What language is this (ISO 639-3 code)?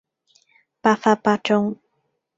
yue